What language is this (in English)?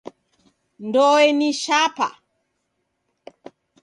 Taita